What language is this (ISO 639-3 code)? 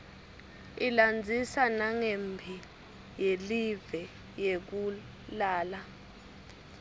ssw